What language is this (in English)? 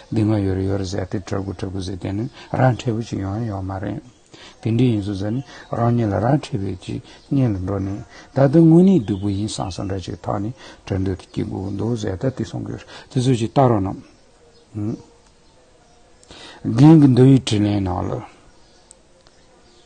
Turkish